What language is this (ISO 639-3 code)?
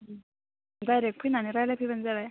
brx